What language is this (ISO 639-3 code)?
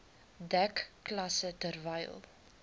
afr